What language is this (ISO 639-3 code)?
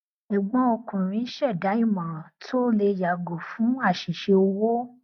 yor